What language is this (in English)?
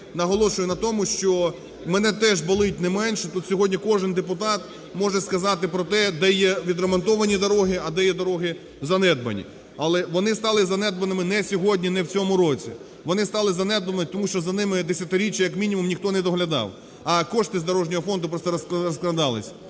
Ukrainian